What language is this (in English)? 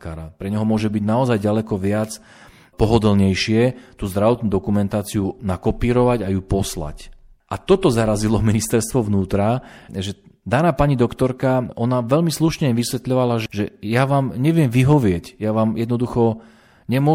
Slovak